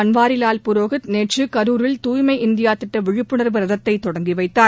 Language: Tamil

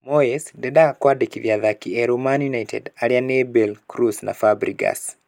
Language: Kikuyu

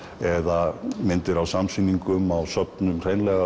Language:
Icelandic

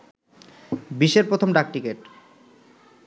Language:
Bangla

